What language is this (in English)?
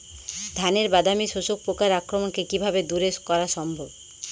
Bangla